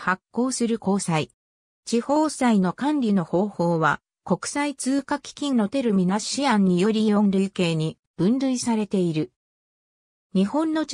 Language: Japanese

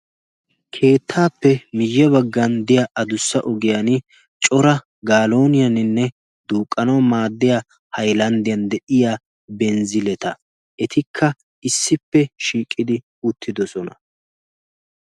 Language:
Wolaytta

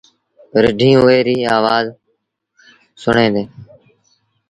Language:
Sindhi Bhil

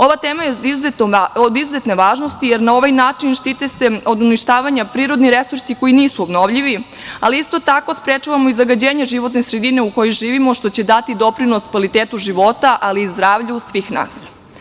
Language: Serbian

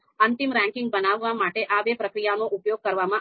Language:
Gujarati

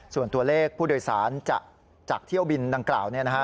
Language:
Thai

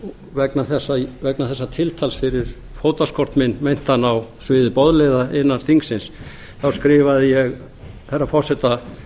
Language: Icelandic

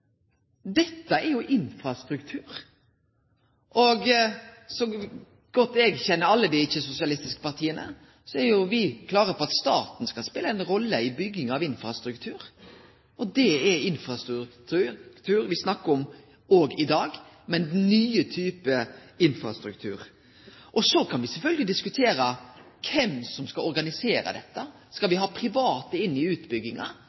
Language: Norwegian Nynorsk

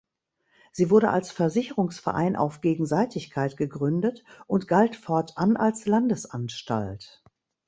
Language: German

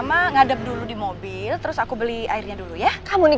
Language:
Indonesian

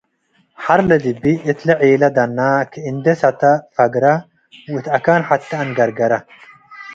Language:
Tigre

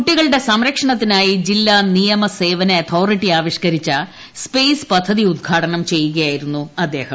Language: Malayalam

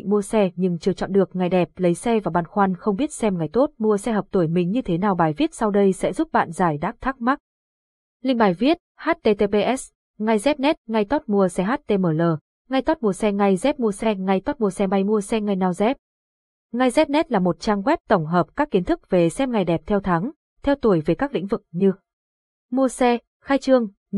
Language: Vietnamese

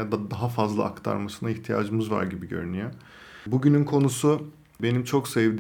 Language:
Turkish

